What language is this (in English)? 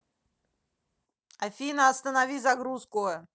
Russian